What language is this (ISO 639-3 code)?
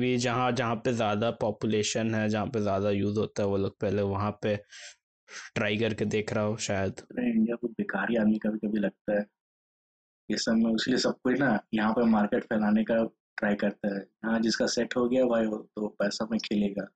hin